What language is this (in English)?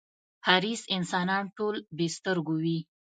Pashto